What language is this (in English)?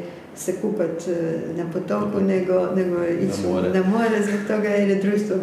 Croatian